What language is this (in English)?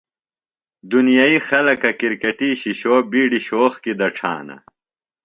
Phalura